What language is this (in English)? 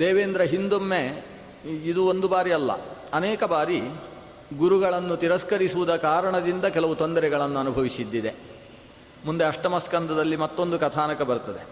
Kannada